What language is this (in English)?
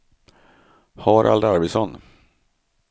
Swedish